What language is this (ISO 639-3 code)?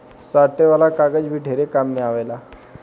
bho